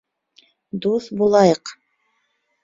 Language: Bashkir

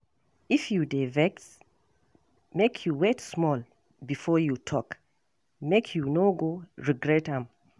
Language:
Nigerian Pidgin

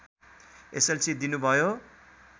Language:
Nepali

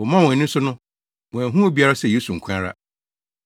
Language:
Akan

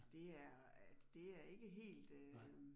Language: Danish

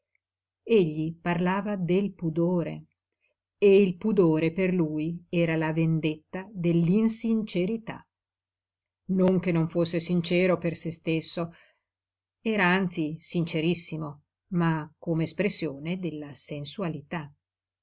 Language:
Italian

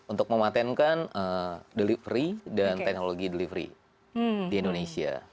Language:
Indonesian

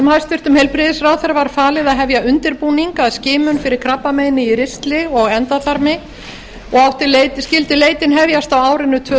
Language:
Icelandic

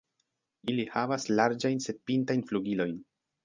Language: Esperanto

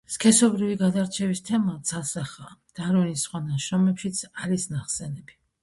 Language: Georgian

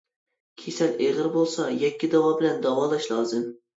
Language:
Uyghur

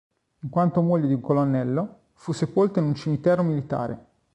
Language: Italian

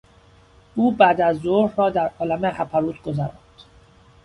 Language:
Persian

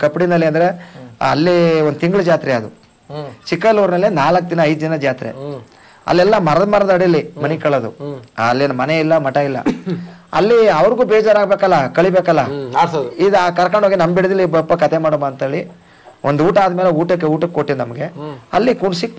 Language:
Kannada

